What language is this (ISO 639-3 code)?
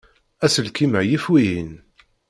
kab